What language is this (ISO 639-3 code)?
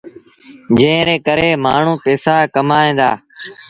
sbn